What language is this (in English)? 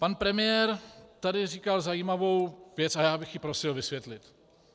Czech